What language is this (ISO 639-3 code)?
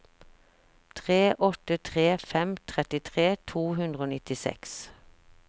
nor